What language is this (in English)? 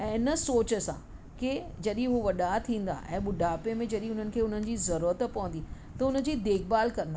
Sindhi